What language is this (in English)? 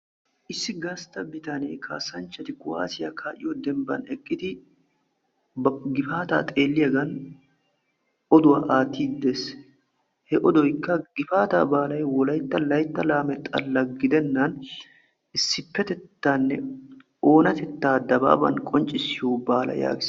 Wolaytta